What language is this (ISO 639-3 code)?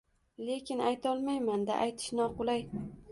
uzb